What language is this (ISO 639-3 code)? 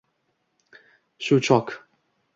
uzb